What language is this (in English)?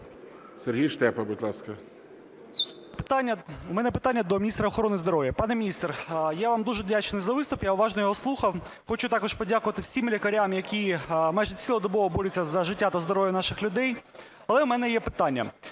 Ukrainian